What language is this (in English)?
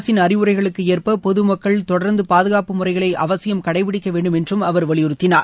Tamil